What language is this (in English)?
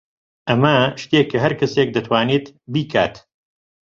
Central Kurdish